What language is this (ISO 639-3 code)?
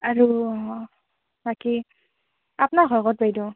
asm